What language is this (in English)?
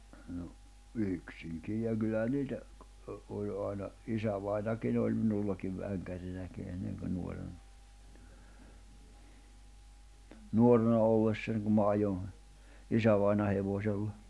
Finnish